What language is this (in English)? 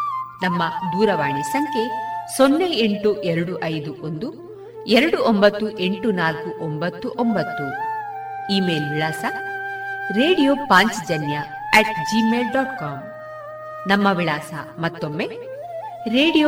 Kannada